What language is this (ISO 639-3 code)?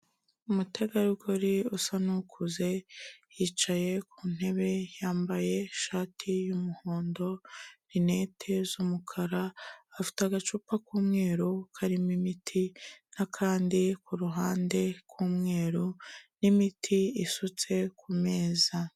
kin